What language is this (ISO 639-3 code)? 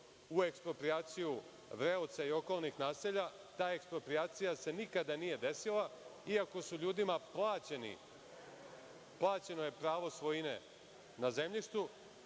srp